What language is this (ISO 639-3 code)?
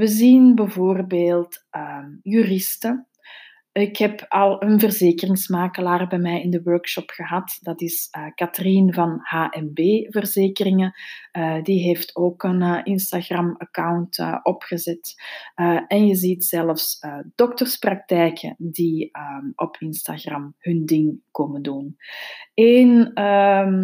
nld